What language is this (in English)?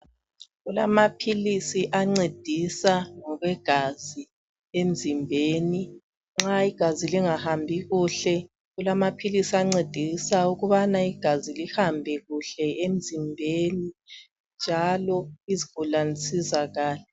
North Ndebele